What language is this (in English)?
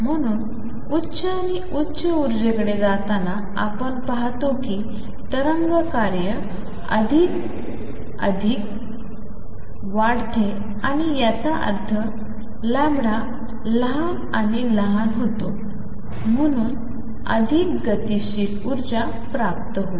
Marathi